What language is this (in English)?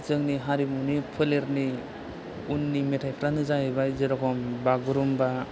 Bodo